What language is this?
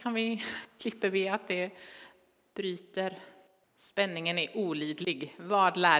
Swedish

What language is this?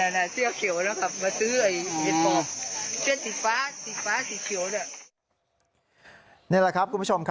Thai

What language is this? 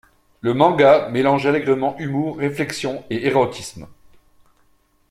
French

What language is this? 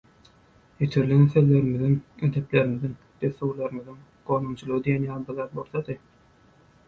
Turkmen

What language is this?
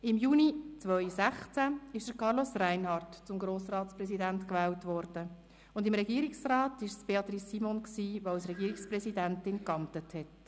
Swiss German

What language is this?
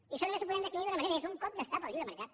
Catalan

